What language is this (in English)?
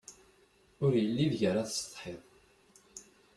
Kabyle